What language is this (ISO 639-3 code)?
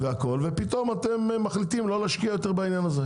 heb